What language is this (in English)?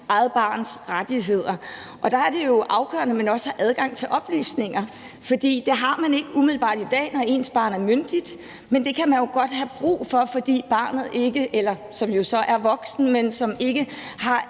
Danish